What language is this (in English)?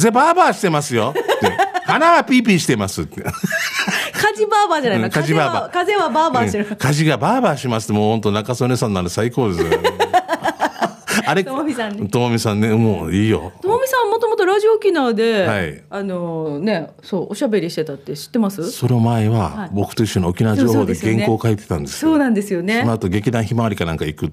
Japanese